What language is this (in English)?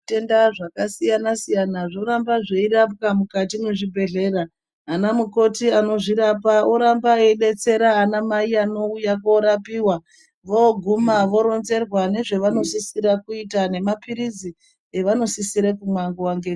Ndau